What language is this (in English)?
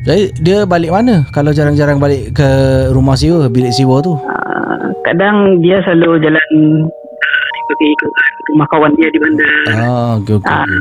Malay